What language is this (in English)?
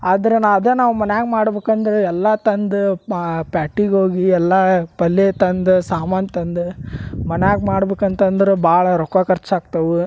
Kannada